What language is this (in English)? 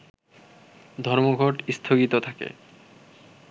Bangla